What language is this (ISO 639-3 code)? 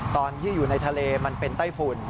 tha